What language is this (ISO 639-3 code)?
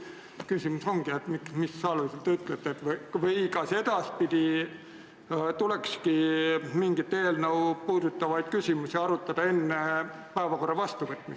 est